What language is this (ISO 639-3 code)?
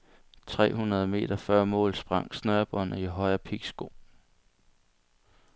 dan